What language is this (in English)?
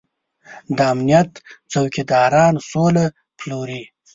Pashto